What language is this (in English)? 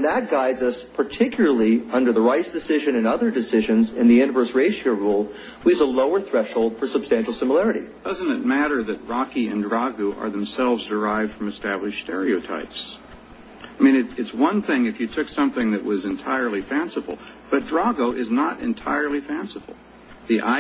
English